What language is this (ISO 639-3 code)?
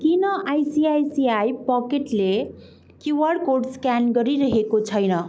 nep